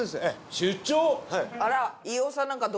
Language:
Japanese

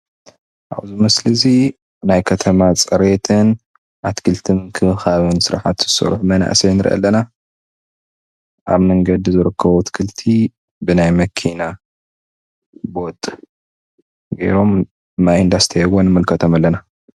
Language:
Tigrinya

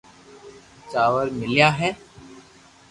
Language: Loarki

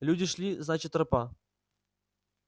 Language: Russian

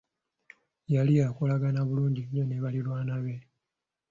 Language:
Ganda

